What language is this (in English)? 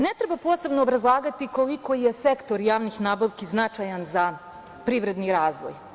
Serbian